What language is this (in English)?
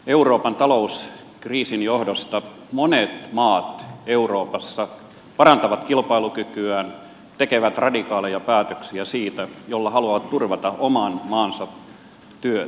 Finnish